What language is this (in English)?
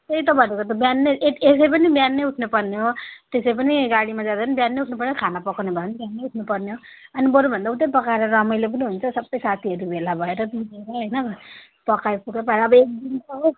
Nepali